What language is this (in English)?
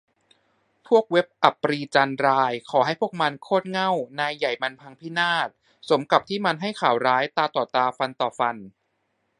Thai